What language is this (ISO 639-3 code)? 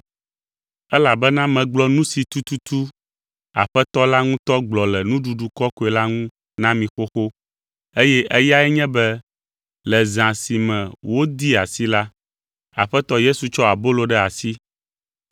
ewe